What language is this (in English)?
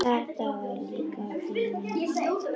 Icelandic